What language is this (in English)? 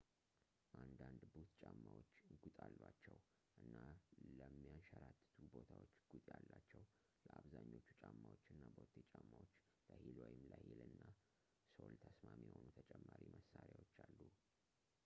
Amharic